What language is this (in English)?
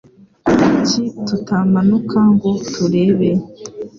Kinyarwanda